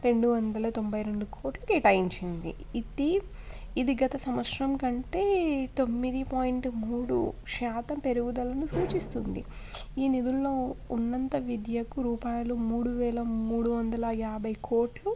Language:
Telugu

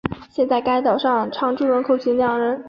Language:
Chinese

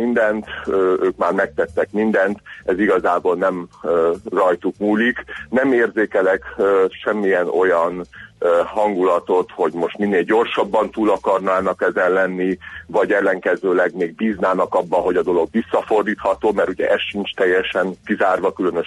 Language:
Hungarian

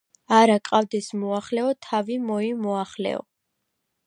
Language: Georgian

